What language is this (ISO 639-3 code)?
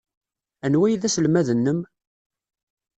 kab